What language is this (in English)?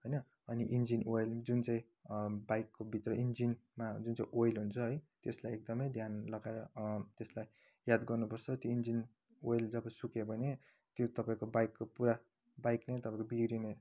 Nepali